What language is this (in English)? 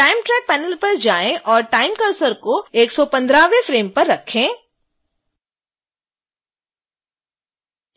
Hindi